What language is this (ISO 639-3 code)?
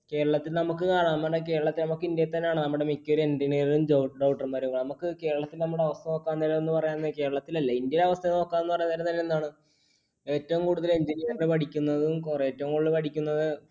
mal